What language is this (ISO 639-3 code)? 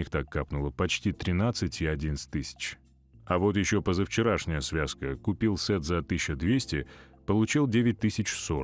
rus